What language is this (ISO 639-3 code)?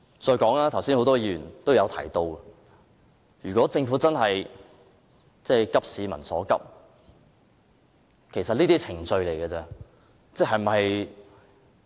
yue